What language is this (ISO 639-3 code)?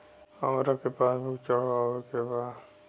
bho